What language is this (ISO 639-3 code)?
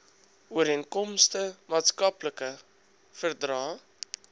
afr